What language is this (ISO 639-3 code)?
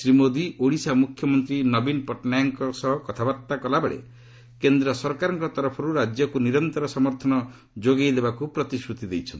ori